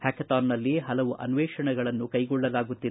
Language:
Kannada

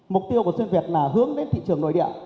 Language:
Vietnamese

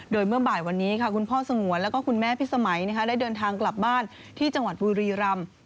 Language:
Thai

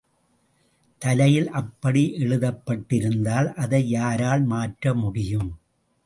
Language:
Tamil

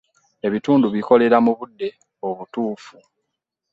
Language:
Ganda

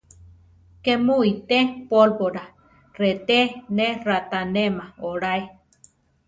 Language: Central Tarahumara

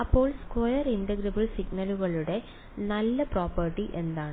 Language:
Malayalam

